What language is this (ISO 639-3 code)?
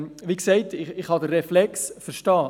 gsw